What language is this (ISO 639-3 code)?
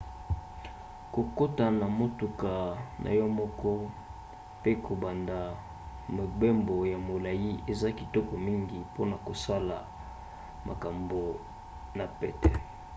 lin